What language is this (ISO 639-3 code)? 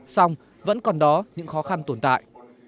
vie